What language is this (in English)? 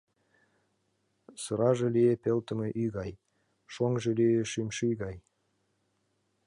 Mari